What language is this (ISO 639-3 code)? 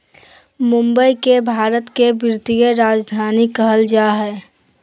mag